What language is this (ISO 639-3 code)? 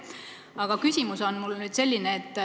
est